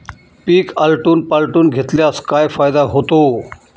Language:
Marathi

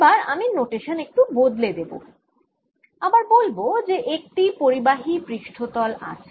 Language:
Bangla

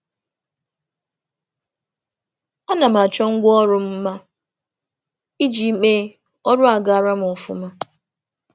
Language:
Igbo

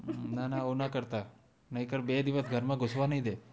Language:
Gujarati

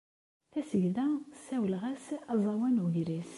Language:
Kabyle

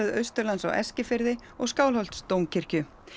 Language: Icelandic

